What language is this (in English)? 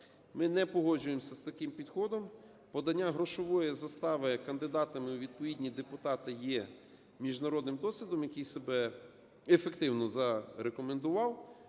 Ukrainian